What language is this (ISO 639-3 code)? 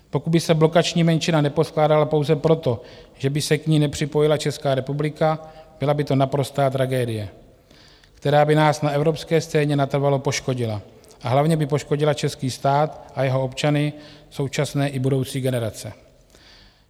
ces